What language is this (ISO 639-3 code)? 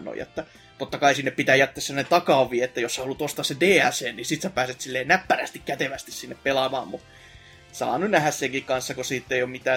fin